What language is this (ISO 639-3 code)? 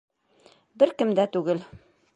bak